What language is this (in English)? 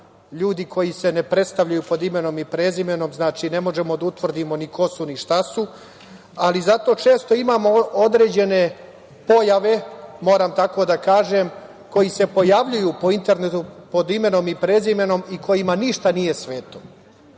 Serbian